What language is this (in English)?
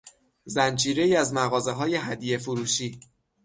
Persian